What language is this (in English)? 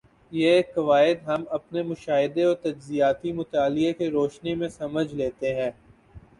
Urdu